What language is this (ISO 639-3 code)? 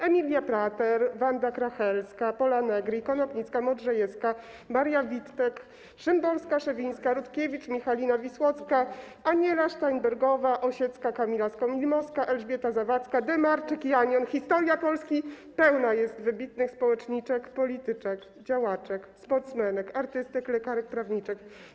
pol